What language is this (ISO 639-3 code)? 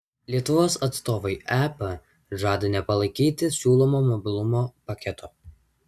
lit